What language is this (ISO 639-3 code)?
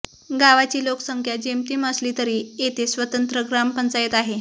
mar